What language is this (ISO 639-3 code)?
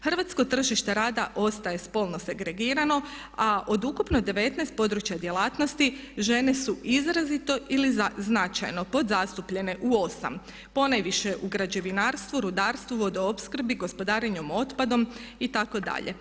hrv